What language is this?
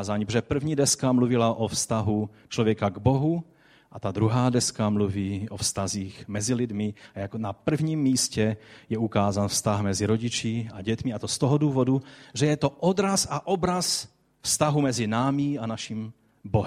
Czech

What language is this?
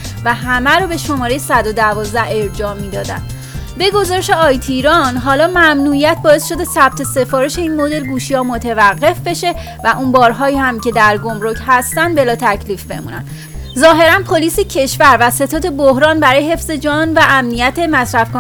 Persian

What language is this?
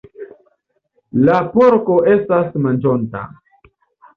Esperanto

